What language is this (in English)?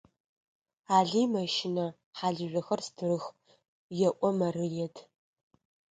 Adyghe